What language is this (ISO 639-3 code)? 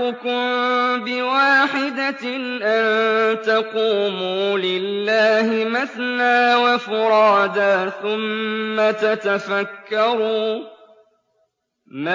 ara